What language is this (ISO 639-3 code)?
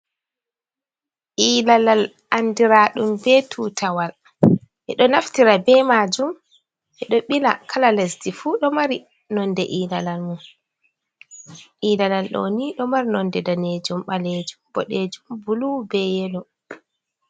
ful